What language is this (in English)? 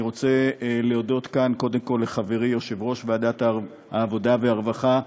Hebrew